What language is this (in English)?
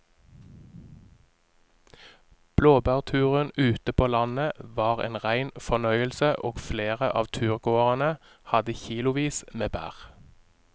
Norwegian